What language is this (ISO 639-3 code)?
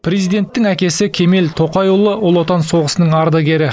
kaz